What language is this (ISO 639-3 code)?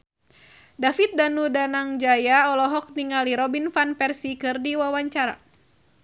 sun